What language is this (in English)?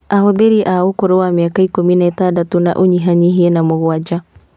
Kikuyu